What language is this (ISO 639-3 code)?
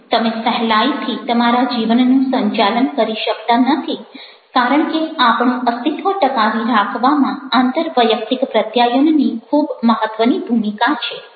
guj